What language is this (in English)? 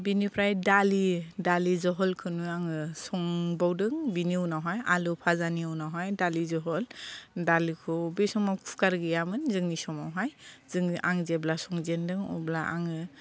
Bodo